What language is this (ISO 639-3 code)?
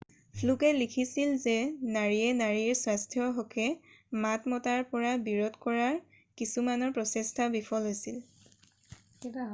asm